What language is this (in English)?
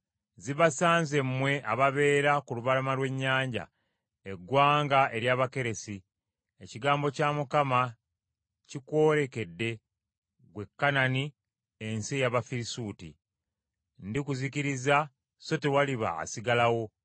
Ganda